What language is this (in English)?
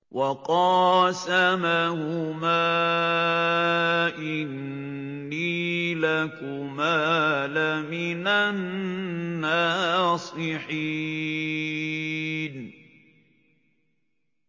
Arabic